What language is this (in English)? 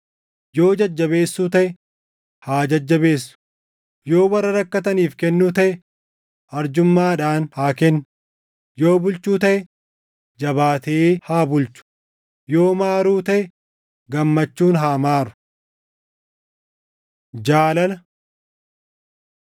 Oromo